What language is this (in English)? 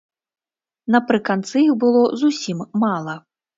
Belarusian